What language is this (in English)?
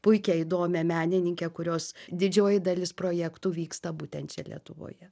Lithuanian